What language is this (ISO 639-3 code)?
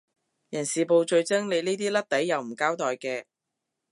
yue